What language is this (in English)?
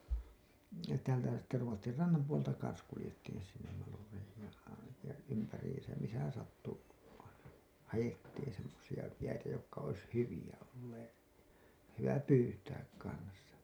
Finnish